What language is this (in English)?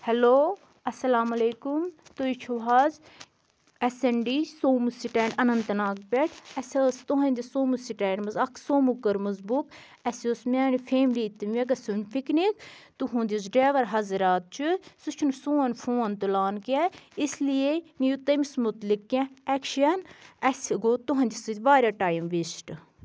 Kashmiri